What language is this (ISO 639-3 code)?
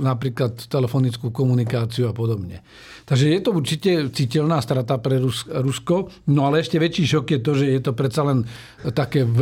slk